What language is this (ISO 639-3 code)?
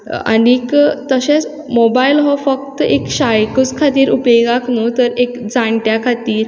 kok